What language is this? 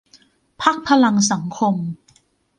Thai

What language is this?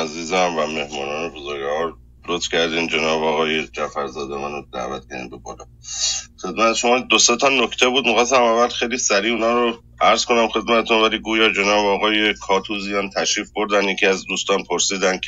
Persian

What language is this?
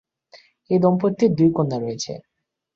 Bangla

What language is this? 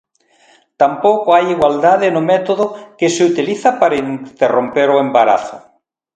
Galician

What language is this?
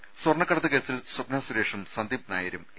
Malayalam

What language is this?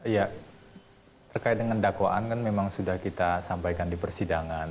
Indonesian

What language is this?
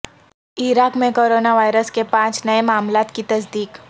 Urdu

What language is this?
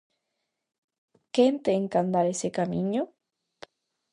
Galician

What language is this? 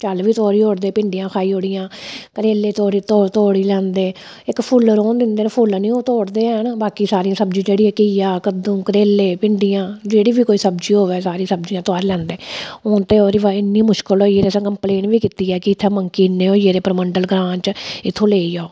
Dogri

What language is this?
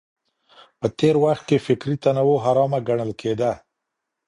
Pashto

